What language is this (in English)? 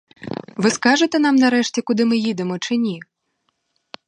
Ukrainian